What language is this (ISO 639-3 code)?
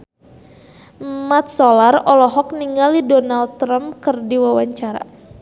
sun